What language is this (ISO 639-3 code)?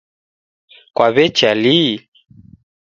dav